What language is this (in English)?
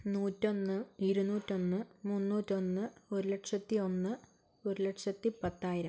Malayalam